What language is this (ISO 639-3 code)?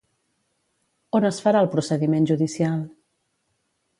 cat